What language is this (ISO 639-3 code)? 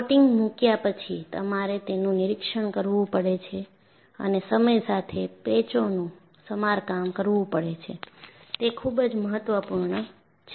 guj